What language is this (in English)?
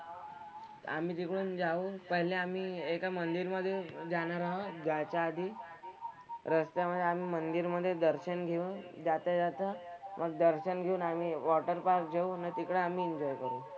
Marathi